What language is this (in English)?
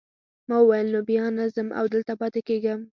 Pashto